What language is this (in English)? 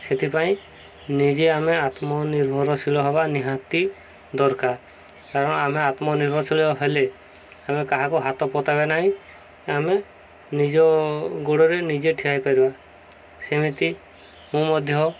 Odia